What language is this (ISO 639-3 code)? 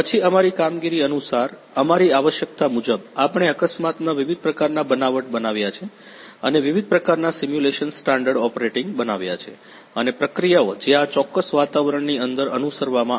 guj